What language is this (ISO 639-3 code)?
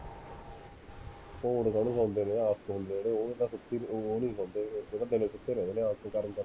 pan